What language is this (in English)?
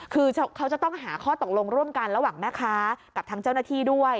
Thai